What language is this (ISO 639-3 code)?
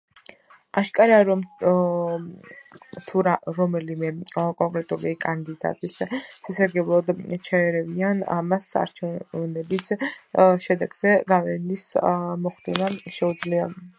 kat